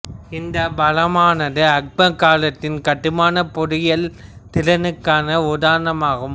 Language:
Tamil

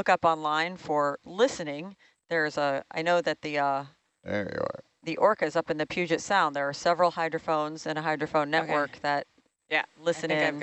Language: English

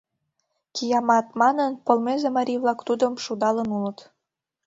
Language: Mari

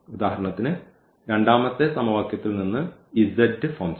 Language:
Malayalam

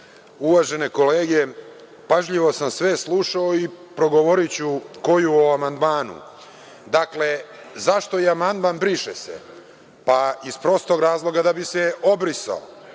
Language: Serbian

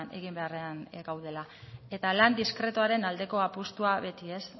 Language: Basque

